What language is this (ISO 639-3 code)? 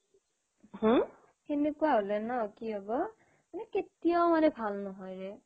asm